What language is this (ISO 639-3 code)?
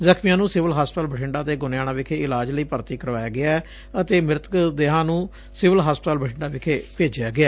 pan